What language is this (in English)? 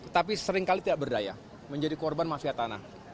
Indonesian